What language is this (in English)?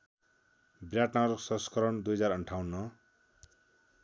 Nepali